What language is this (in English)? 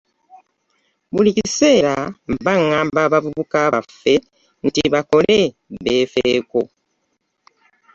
Ganda